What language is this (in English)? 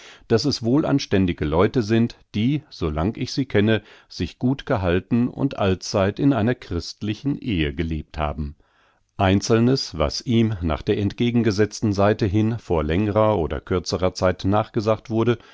German